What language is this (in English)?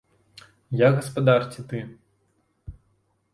Belarusian